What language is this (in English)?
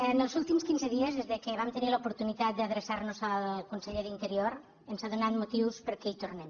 Catalan